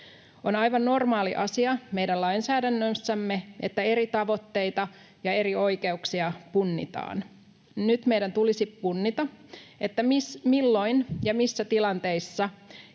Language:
Finnish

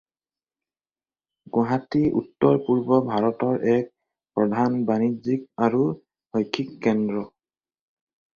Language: Assamese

